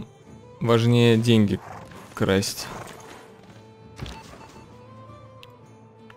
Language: Russian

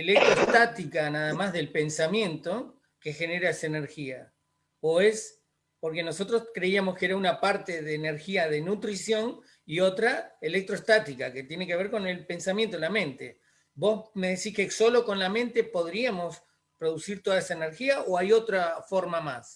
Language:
Spanish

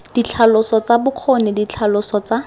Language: Tswana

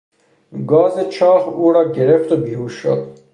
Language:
Persian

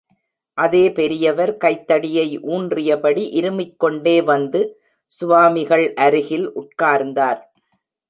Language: Tamil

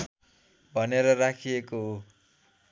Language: Nepali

